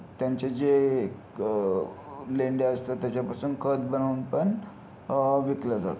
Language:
Marathi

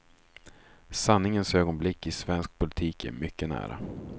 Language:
Swedish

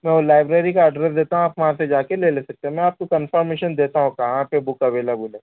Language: Urdu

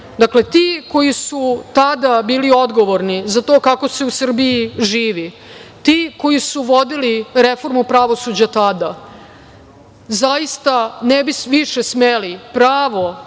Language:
Serbian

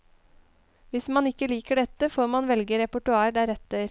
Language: Norwegian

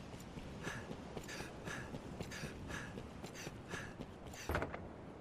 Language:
Japanese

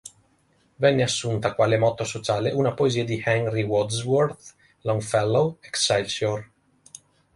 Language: Italian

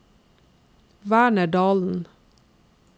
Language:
Norwegian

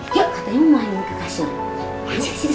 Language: Indonesian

